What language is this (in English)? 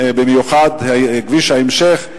Hebrew